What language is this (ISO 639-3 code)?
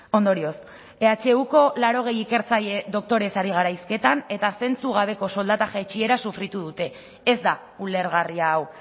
eus